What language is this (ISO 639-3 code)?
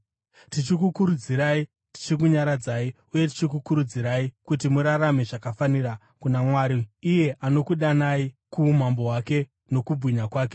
sna